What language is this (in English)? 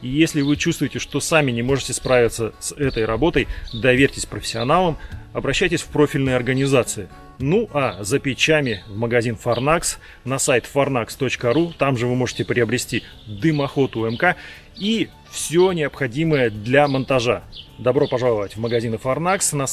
Russian